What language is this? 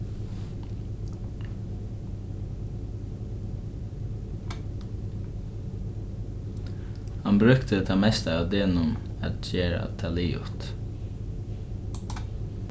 Faroese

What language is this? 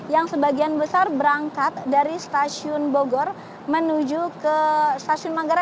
Indonesian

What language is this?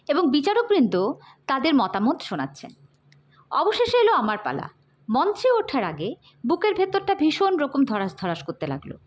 Bangla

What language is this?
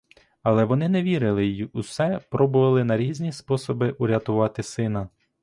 Ukrainian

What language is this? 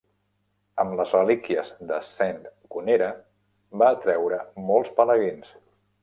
Catalan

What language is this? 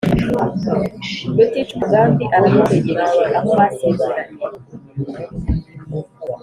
Kinyarwanda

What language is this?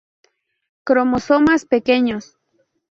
Spanish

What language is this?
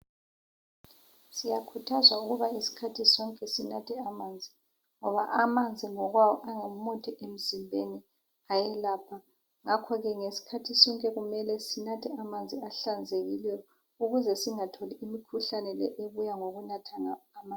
North Ndebele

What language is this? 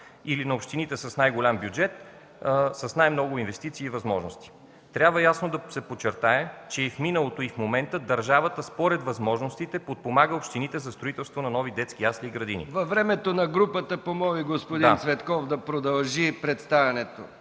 Bulgarian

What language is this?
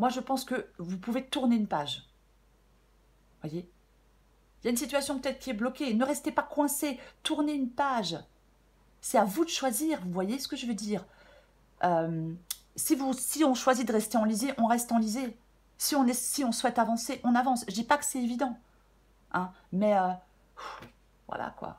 French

